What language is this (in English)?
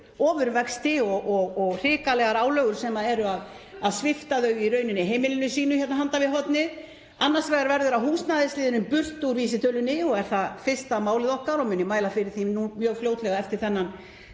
Icelandic